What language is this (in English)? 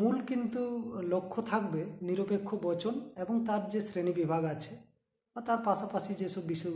Hindi